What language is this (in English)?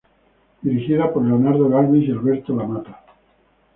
Spanish